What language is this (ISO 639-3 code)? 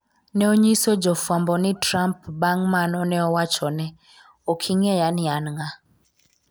luo